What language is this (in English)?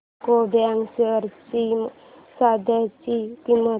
Marathi